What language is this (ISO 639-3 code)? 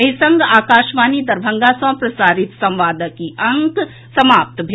mai